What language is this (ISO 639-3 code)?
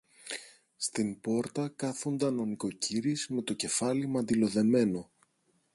ell